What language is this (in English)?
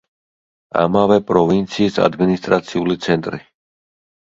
Georgian